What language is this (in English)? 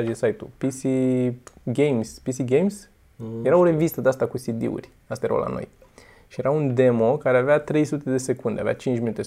Romanian